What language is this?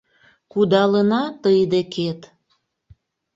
Mari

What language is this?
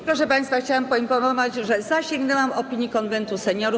Polish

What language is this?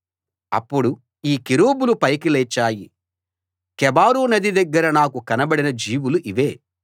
Telugu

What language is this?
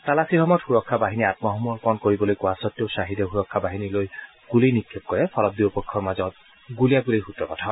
Assamese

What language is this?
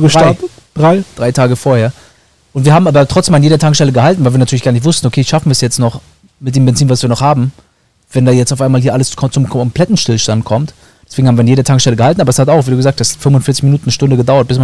German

